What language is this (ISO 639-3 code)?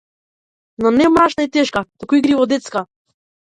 mkd